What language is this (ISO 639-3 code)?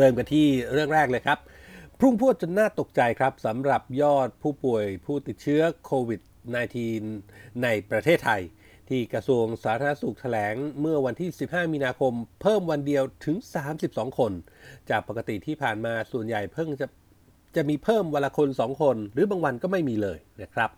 tha